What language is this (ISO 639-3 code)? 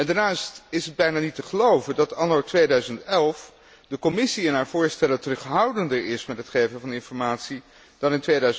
nld